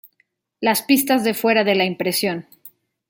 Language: Spanish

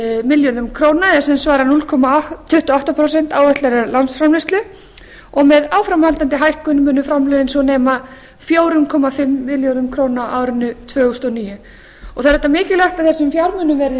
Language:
Icelandic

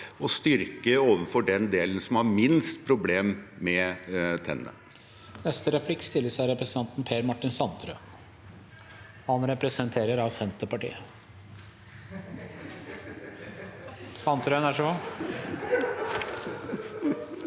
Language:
Norwegian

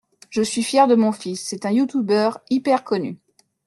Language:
French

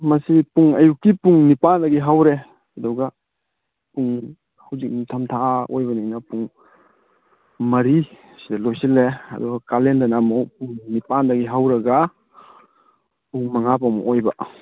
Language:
Manipuri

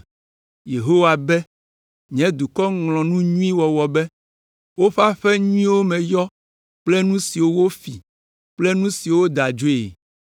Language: Ewe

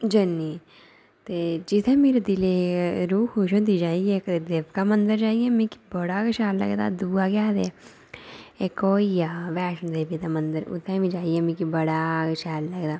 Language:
Dogri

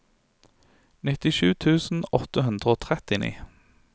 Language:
Norwegian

